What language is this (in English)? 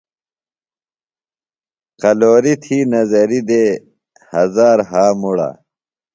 Phalura